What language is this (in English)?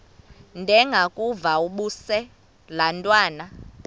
Xhosa